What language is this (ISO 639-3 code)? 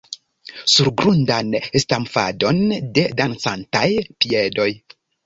epo